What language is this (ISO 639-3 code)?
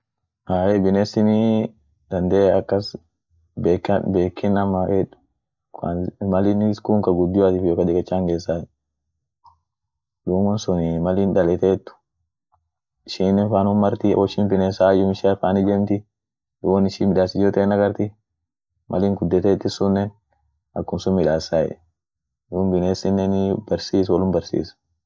orc